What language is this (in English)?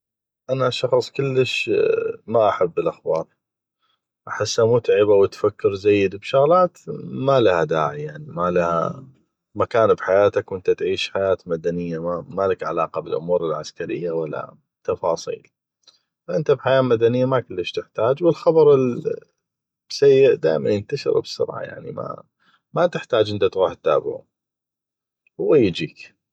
North Mesopotamian Arabic